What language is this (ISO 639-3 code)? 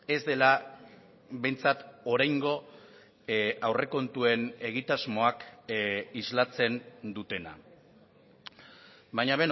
eus